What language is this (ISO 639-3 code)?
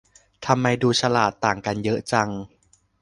tha